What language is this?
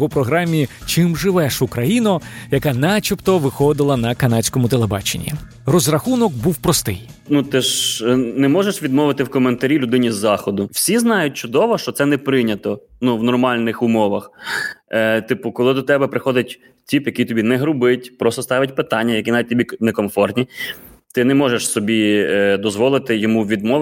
Ukrainian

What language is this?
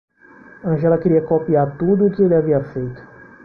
Portuguese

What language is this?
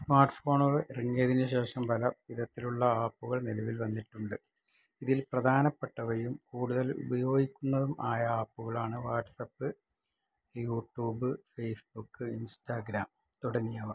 Malayalam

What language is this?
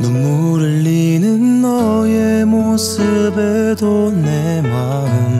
Korean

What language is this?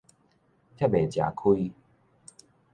Min Nan Chinese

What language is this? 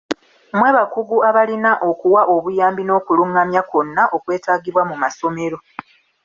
Ganda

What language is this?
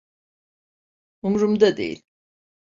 Turkish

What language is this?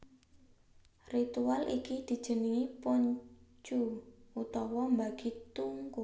Javanese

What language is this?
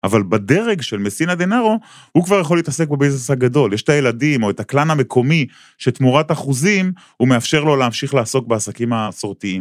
Hebrew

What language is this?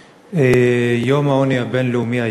Hebrew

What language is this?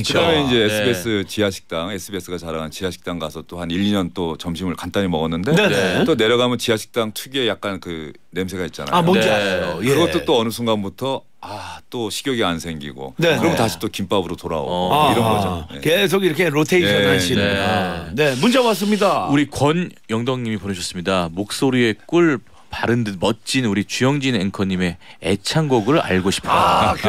Korean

